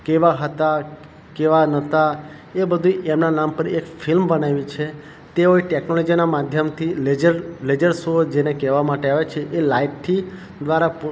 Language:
Gujarati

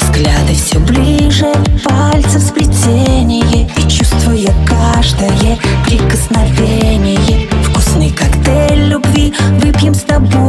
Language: Russian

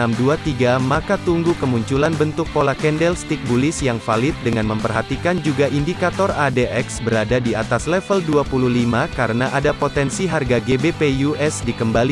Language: Indonesian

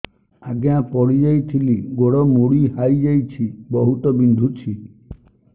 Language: Odia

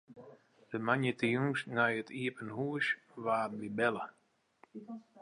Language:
Western Frisian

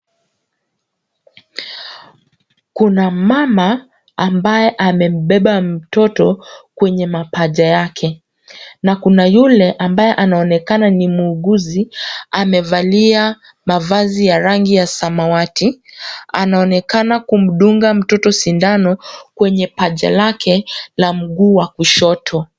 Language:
Swahili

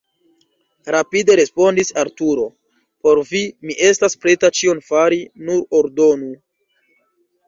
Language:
Esperanto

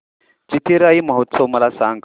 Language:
Marathi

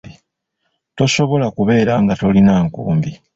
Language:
Ganda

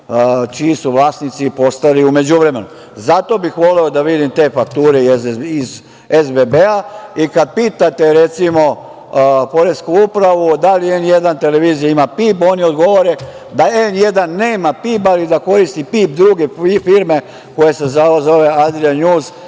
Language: Serbian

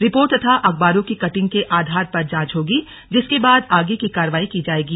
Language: Hindi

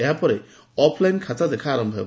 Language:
Odia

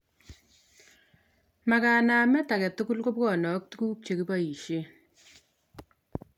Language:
Kalenjin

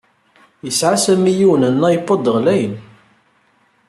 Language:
Kabyle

